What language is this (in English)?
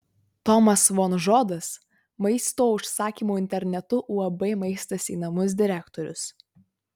Lithuanian